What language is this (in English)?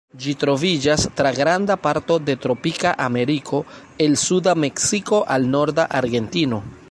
Esperanto